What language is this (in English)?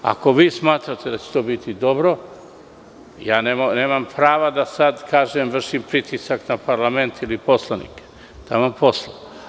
Serbian